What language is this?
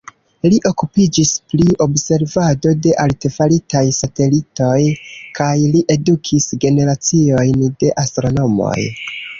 Esperanto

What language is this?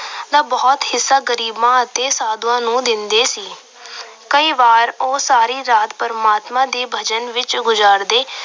Punjabi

